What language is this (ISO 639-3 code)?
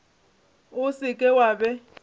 nso